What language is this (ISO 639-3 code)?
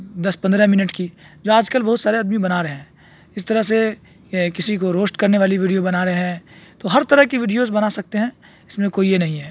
urd